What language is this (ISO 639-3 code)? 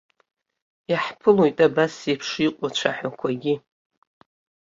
abk